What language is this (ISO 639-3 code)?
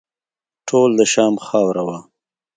pus